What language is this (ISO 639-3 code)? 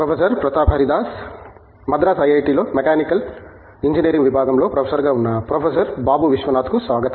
tel